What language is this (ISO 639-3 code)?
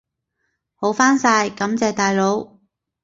yue